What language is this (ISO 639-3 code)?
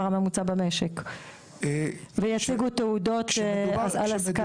heb